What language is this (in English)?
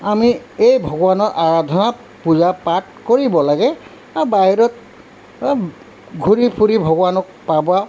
Assamese